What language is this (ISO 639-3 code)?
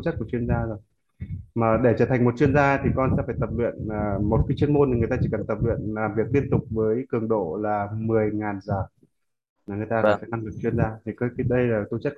vie